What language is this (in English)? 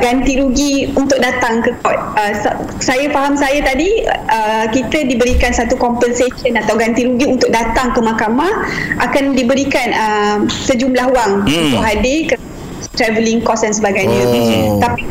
Malay